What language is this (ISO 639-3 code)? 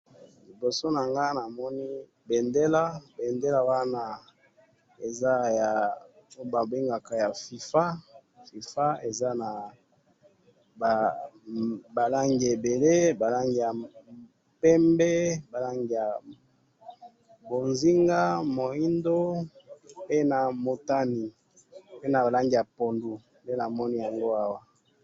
lin